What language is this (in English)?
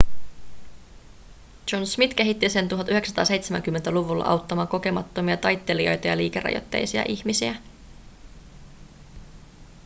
Finnish